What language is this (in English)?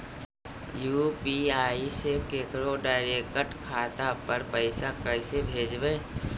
Magahi